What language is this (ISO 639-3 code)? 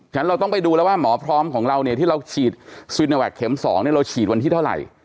tha